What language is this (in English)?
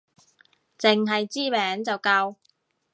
Cantonese